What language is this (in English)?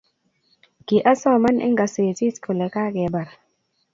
Kalenjin